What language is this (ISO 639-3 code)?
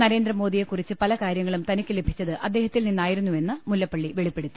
mal